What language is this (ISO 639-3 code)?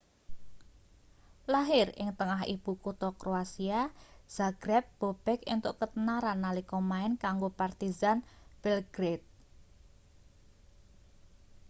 jav